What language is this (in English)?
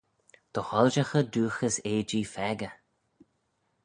Manx